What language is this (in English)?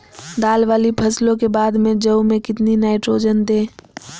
Magahi